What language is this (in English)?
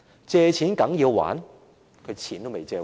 Cantonese